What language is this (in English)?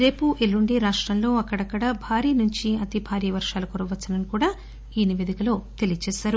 Telugu